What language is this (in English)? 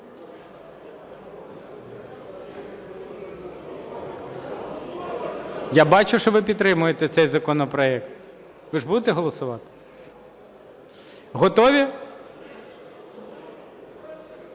Ukrainian